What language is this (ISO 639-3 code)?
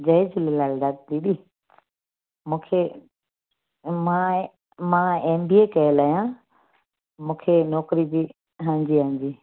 snd